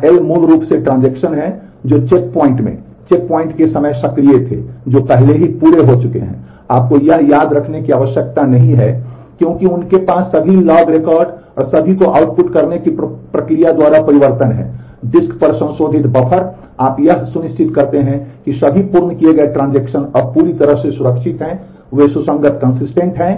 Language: Hindi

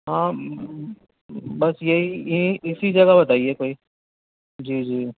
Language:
Urdu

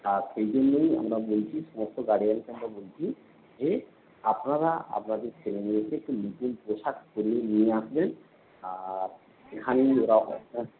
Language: Bangla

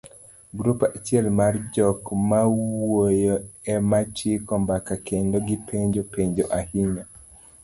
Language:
Luo (Kenya and Tanzania)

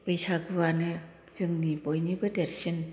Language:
Bodo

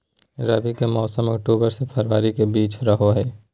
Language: Magahi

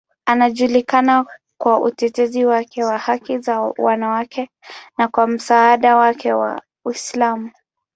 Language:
Swahili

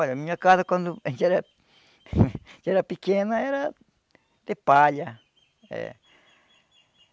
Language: Portuguese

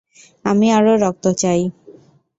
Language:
Bangla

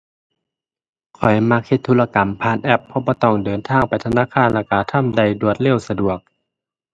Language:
Thai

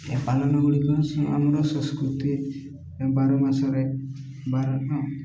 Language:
Odia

